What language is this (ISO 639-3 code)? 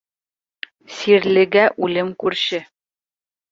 bak